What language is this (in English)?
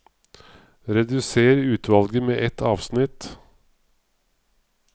Norwegian